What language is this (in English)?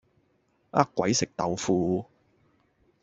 Cantonese